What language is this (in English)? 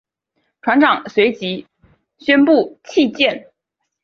Chinese